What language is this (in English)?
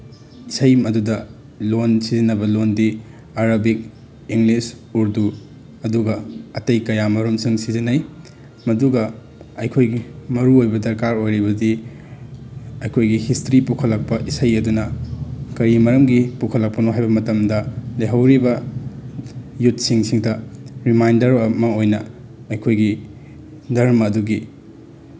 Manipuri